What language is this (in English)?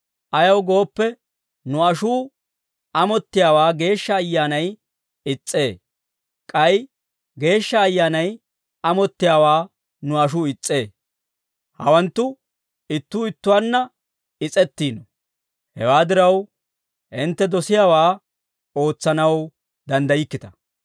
Dawro